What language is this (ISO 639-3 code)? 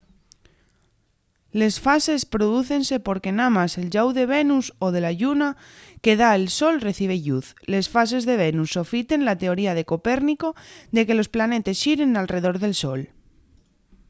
ast